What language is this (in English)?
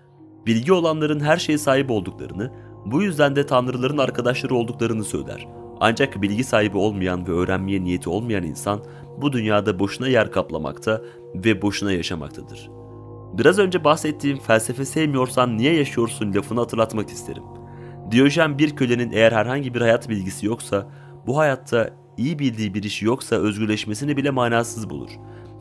Turkish